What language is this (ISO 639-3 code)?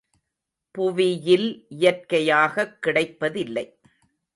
tam